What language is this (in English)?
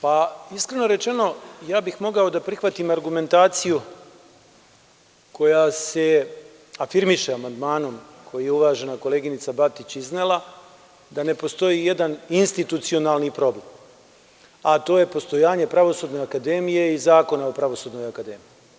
Serbian